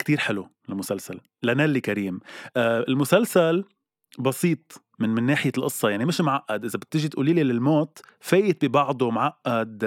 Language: Arabic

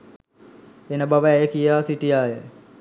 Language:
Sinhala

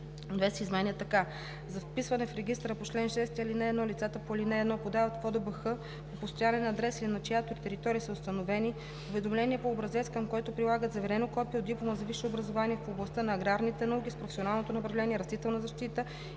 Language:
Bulgarian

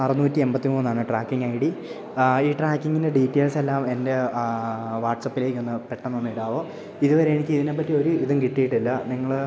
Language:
Malayalam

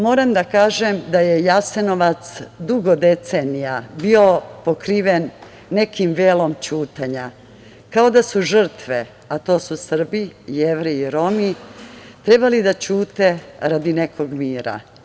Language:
Serbian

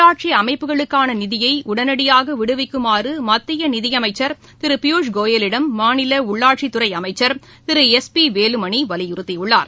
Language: Tamil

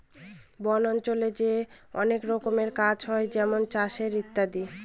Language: Bangla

